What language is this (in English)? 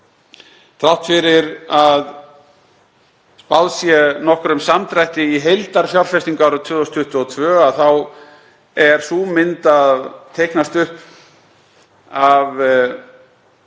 Icelandic